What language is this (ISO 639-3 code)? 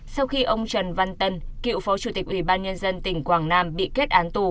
vie